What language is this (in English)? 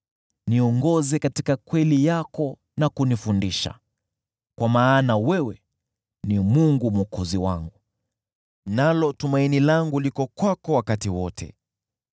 Swahili